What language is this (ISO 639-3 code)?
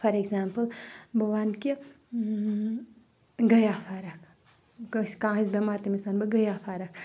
kas